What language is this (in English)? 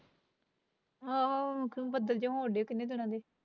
Punjabi